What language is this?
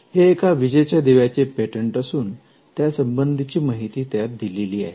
Marathi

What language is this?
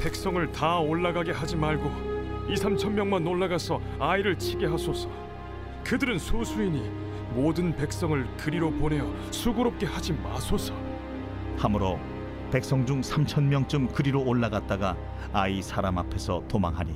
Korean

